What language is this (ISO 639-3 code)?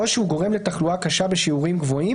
heb